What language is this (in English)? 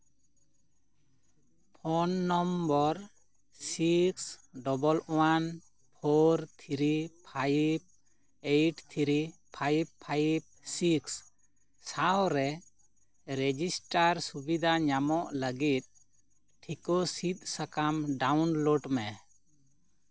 Santali